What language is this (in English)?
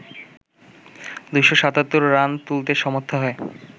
Bangla